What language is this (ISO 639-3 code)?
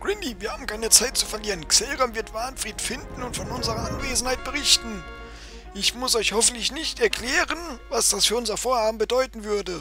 deu